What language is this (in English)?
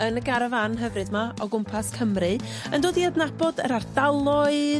Welsh